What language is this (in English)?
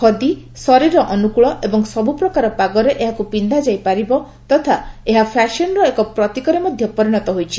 Odia